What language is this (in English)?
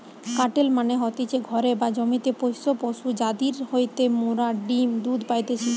Bangla